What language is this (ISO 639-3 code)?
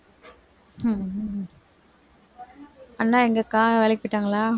tam